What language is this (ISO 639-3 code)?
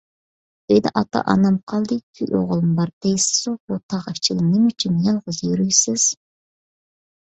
uig